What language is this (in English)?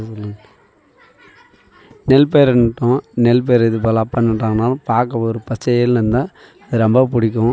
Tamil